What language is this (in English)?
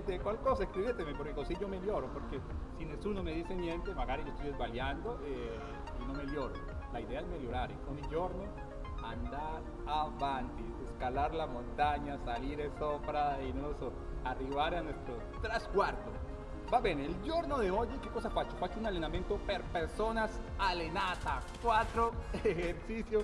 Spanish